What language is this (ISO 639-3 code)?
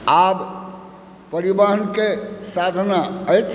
mai